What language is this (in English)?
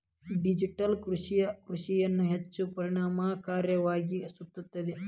Kannada